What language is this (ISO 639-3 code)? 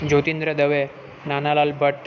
guj